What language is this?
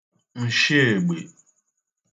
Igbo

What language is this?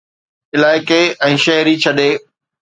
Sindhi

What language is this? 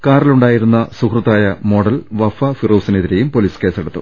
Malayalam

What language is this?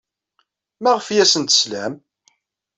Kabyle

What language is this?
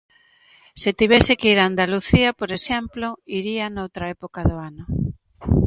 Galician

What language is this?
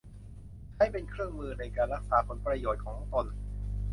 Thai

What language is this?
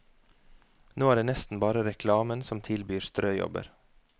Norwegian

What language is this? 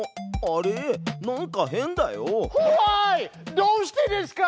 Japanese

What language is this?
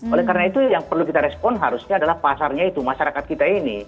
Indonesian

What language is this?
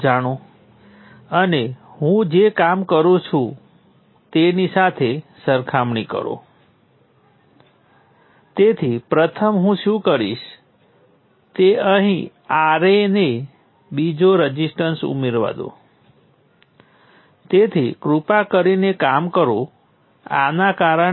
Gujarati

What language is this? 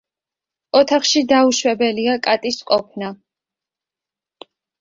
Georgian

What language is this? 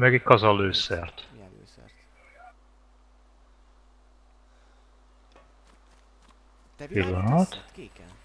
Hungarian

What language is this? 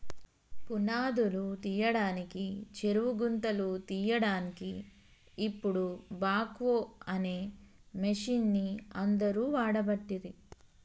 Telugu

